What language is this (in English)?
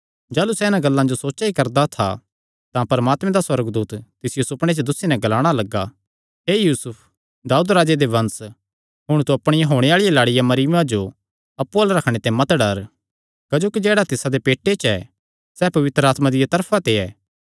Kangri